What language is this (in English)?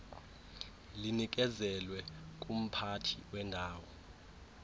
Xhosa